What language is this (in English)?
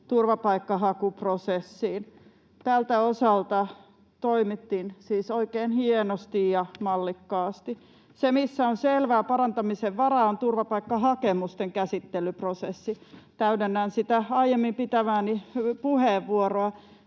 Finnish